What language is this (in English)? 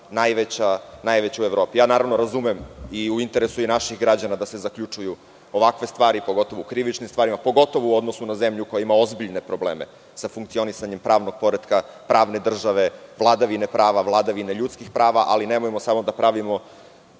Serbian